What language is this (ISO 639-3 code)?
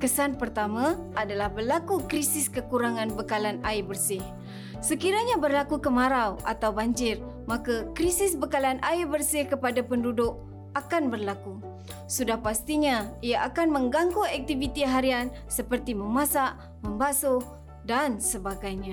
msa